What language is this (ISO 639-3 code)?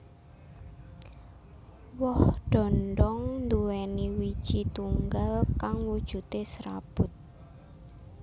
jav